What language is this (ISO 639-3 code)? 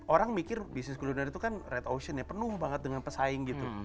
ind